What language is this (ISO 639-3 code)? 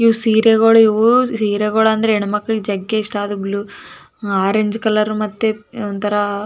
kan